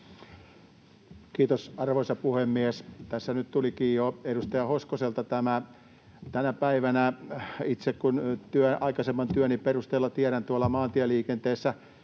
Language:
Finnish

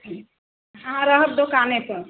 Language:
Maithili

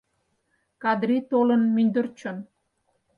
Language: Mari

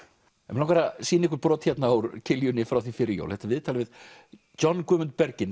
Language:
Icelandic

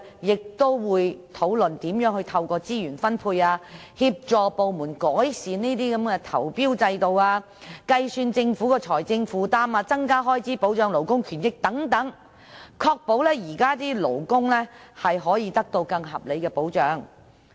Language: Cantonese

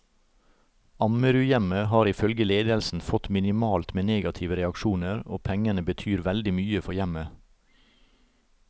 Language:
Norwegian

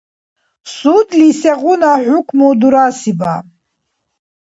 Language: Dargwa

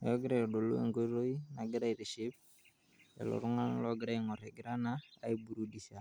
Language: Masai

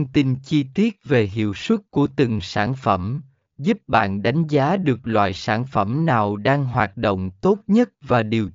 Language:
Vietnamese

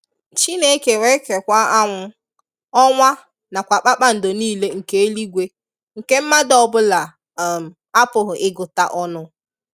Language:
Igbo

